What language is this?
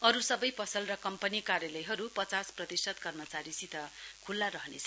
Nepali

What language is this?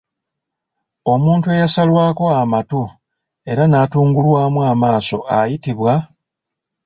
Ganda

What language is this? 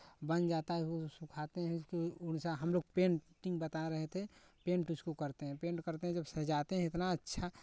Hindi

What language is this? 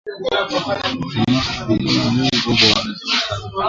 Swahili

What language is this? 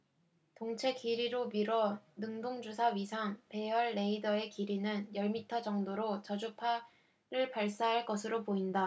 Korean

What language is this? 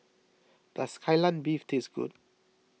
English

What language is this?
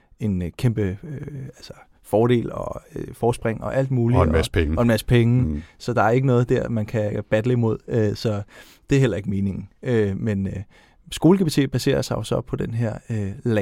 Danish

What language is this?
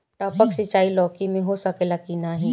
Bhojpuri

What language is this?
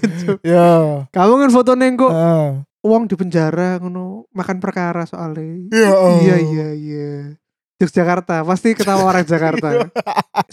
Indonesian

